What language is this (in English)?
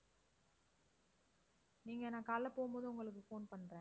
Tamil